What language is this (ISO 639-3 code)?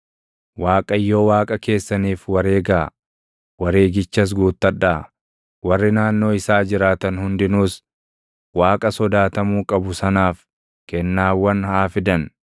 orm